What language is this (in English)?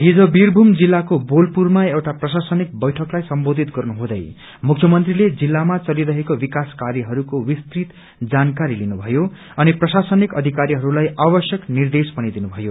Nepali